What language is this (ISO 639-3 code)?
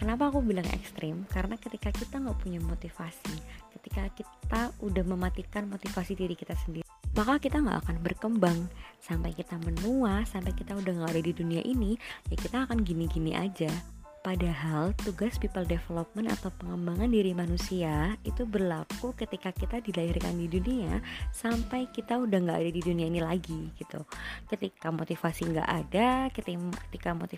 ind